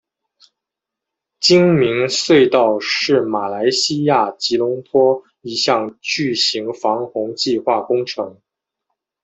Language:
Chinese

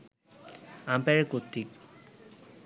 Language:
Bangla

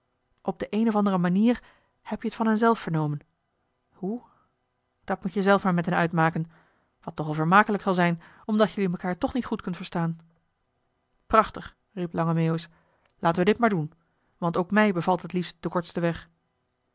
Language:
Dutch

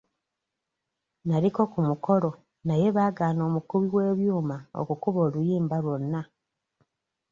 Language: Ganda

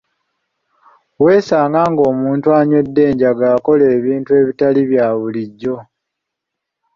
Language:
Ganda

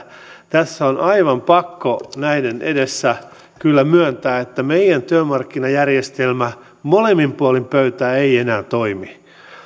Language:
Finnish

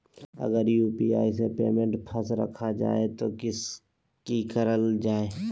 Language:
Magahi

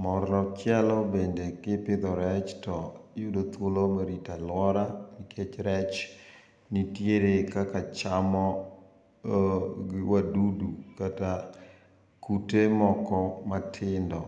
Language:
Luo (Kenya and Tanzania)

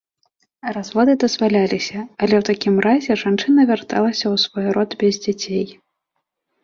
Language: Belarusian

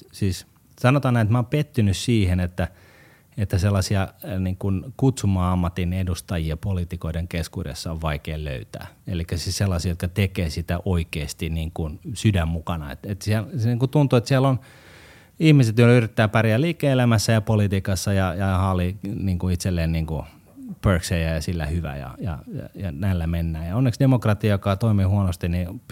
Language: Finnish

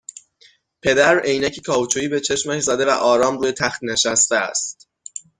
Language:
Persian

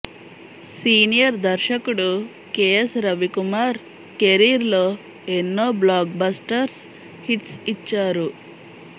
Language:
Telugu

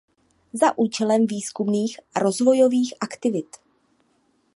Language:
Czech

